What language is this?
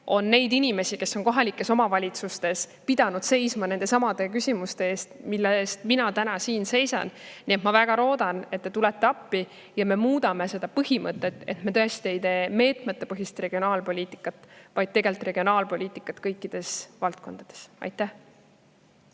Estonian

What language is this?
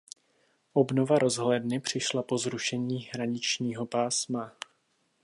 Czech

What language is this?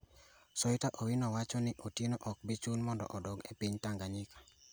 Luo (Kenya and Tanzania)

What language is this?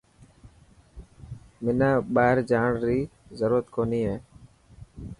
Dhatki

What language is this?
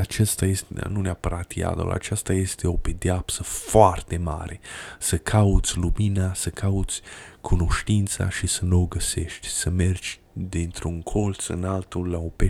Romanian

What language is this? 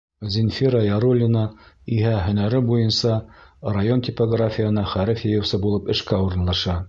Bashkir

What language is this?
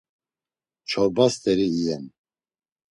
Laz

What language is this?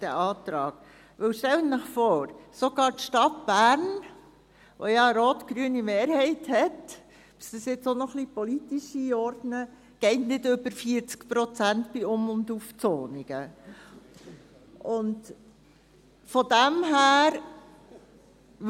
Swiss German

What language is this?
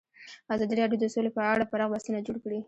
Pashto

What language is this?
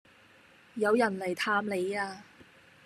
Cantonese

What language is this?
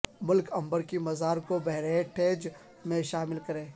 Urdu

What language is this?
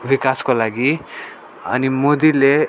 Nepali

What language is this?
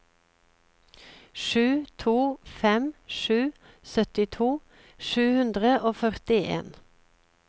Norwegian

